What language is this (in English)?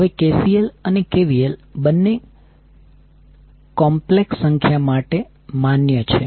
Gujarati